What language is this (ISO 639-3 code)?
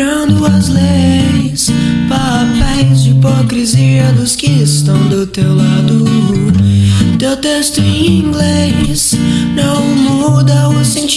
jpn